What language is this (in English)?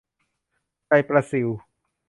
Thai